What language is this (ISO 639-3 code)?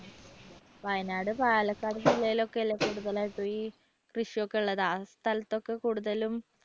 mal